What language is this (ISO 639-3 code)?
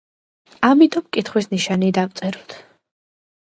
kat